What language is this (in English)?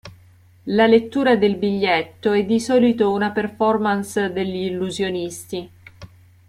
Italian